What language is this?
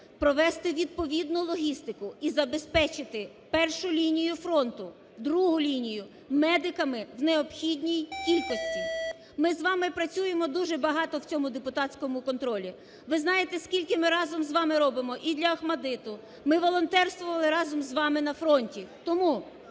Ukrainian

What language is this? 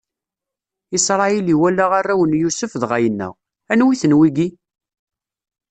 Kabyle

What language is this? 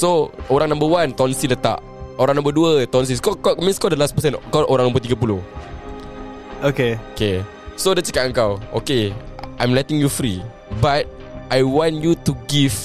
Malay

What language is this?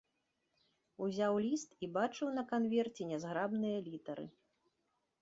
Belarusian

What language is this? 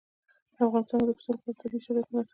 Pashto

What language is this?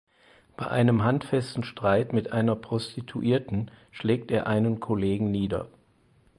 German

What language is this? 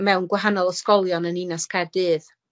Welsh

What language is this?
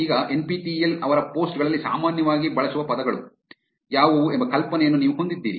Kannada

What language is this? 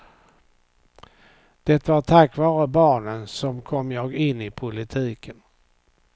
Swedish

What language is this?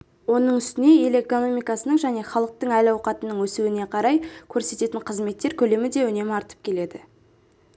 Kazakh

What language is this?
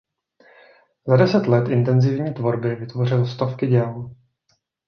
Czech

